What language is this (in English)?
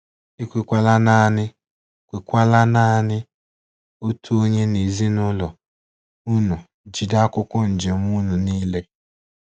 Igbo